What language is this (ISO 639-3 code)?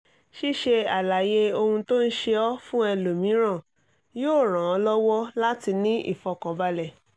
yor